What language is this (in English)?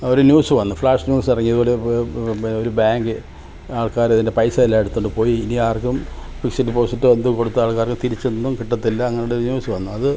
Malayalam